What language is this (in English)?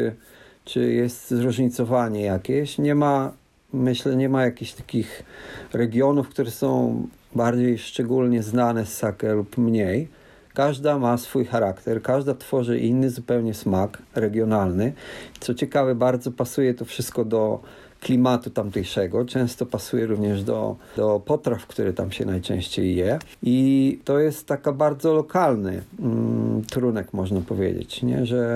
Polish